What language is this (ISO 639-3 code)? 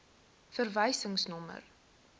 afr